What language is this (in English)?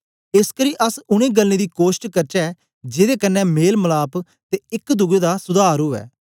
Dogri